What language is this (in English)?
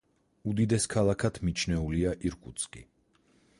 Georgian